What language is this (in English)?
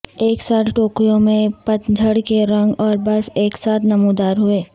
Urdu